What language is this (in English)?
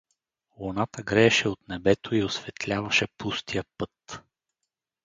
Bulgarian